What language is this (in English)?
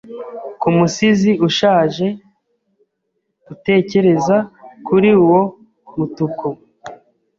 Kinyarwanda